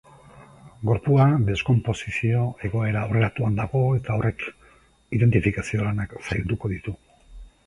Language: Basque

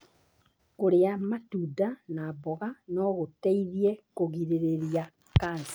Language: Kikuyu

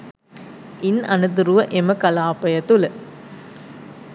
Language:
Sinhala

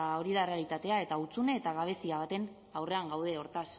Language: Basque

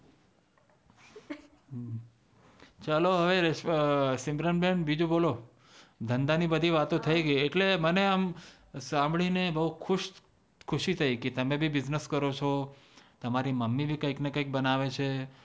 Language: Gujarati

